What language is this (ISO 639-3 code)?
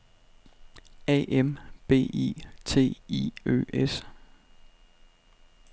dan